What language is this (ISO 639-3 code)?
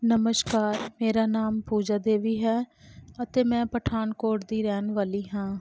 pan